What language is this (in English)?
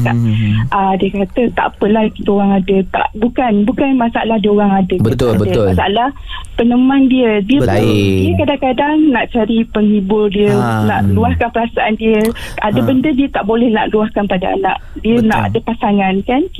Malay